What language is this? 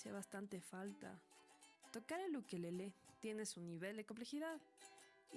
Spanish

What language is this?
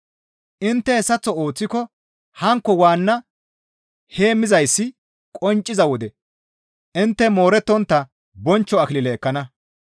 Gamo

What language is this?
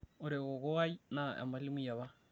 Masai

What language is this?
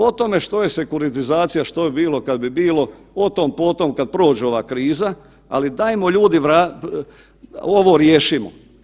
Croatian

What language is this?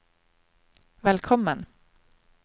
Norwegian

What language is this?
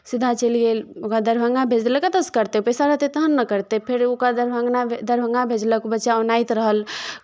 Maithili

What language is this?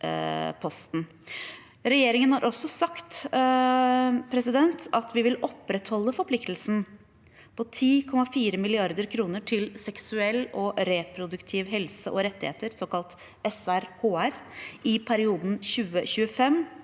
Norwegian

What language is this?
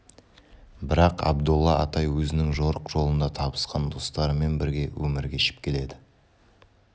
Kazakh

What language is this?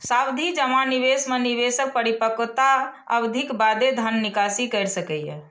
Maithili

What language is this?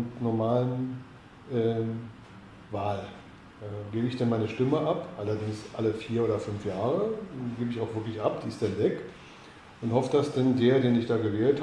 German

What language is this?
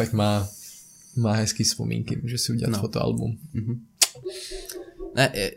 Czech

